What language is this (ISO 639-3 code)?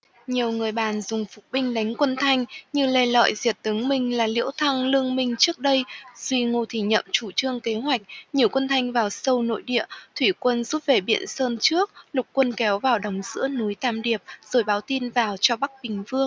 vie